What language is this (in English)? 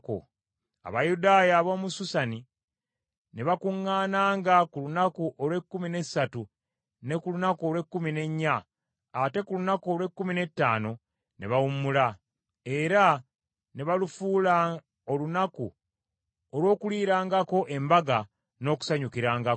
Ganda